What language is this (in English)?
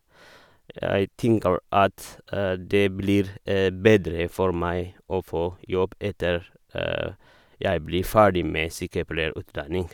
Norwegian